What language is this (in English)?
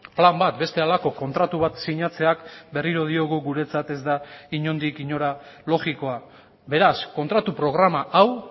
Basque